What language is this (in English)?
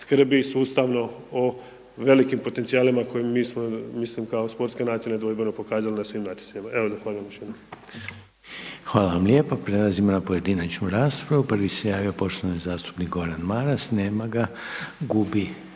Croatian